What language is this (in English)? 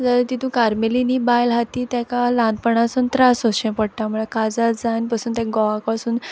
Konkani